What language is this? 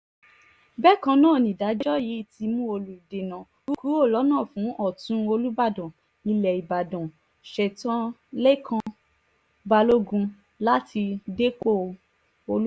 Yoruba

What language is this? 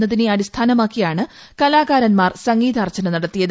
Malayalam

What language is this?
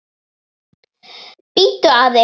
Icelandic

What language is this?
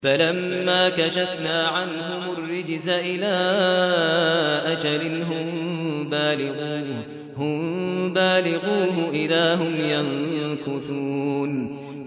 Arabic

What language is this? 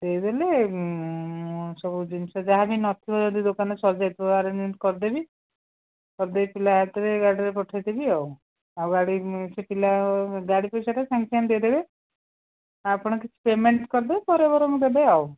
Odia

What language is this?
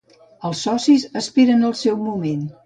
Catalan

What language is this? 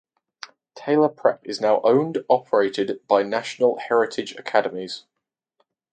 English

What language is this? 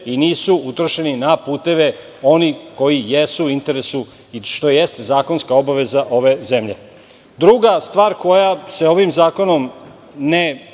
Serbian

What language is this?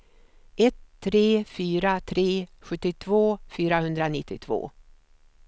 Swedish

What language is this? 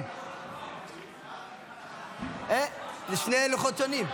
Hebrew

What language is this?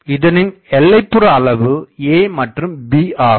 Tamil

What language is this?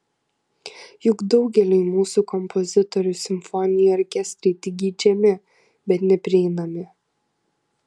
Lithuanian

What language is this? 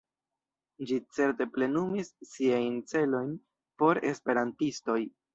Esperanto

